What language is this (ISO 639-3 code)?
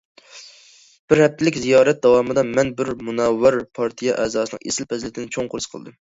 uig